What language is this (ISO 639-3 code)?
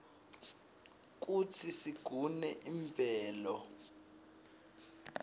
ssw